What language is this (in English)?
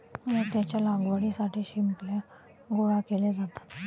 Marathi